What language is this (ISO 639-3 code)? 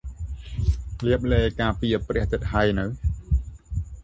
khm